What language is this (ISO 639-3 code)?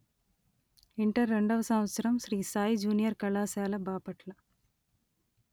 tel